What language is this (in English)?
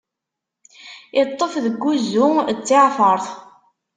Kabyle